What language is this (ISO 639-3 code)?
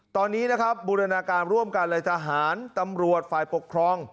tha